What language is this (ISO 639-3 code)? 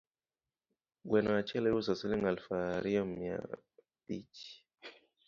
luo